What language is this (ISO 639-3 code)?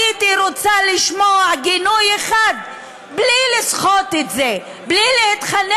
heb